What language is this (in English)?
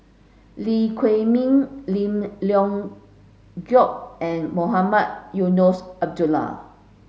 English